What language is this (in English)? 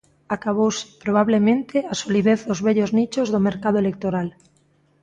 Galician